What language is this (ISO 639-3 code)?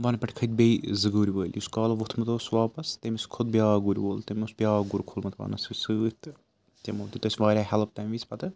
kas